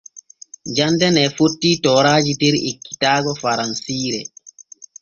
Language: Borgu Fulfulde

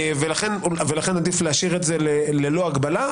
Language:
Hebrew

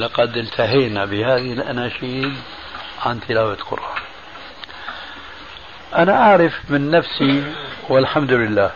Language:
Arabic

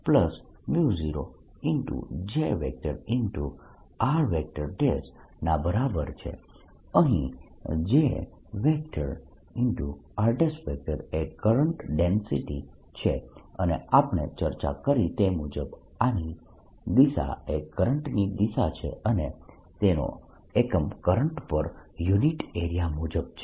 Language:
Gujarati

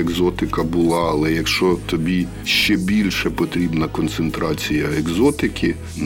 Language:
Ukrainian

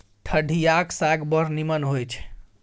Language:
Maithili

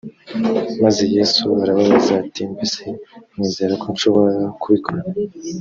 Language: Kinyarwanda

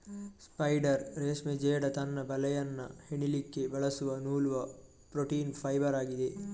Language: Kannada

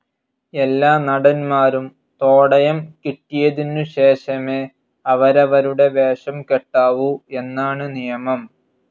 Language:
Malayalam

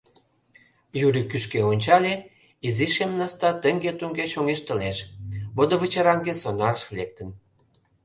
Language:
Mari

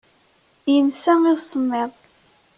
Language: Kabyle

